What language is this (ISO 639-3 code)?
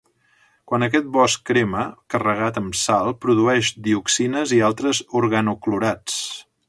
cat